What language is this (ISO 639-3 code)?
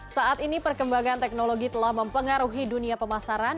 ind